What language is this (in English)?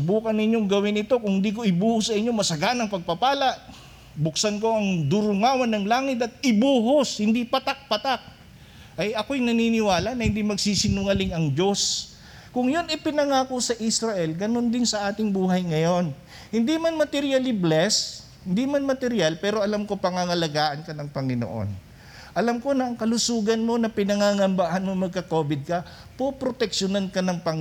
Filipino